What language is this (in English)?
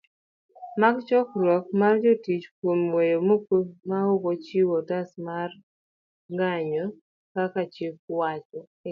Luo (Kenya and Tanzania)